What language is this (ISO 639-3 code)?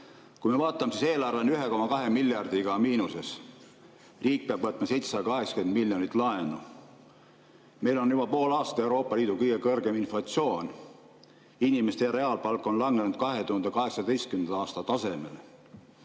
est